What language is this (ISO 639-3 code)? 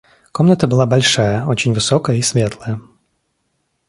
rus